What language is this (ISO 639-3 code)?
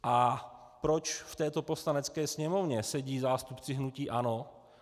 ces